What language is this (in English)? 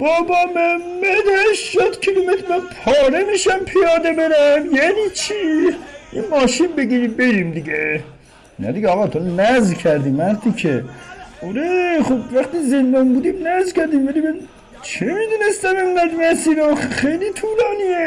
Persian